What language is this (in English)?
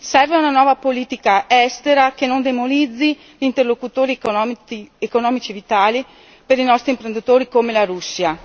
Italian